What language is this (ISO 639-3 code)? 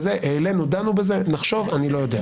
heb